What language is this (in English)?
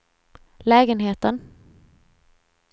Swedish